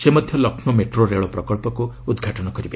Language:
Odia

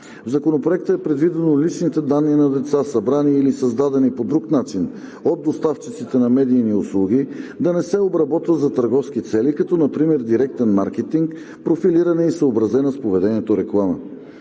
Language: Bulgarian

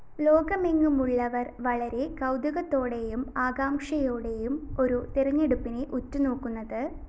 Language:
Malayalam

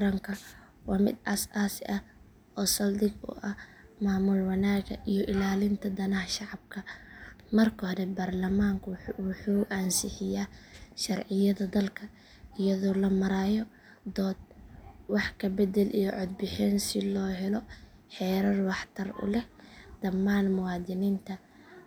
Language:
Somali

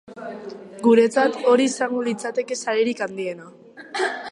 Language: Basque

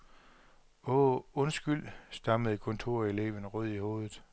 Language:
Danish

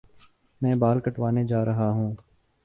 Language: Urdu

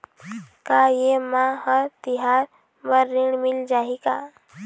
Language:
Chhattisgarhi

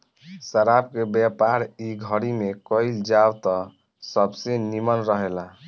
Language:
Bhojpuri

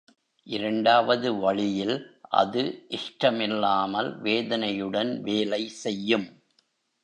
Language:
Tamil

